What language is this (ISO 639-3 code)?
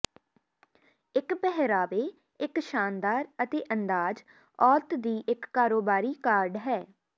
pan